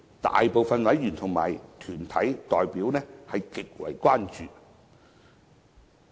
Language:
Cantonese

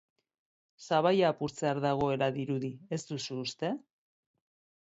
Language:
Basque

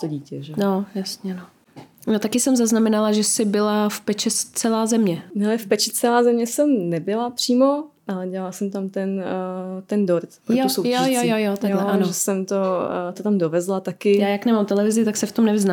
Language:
Czech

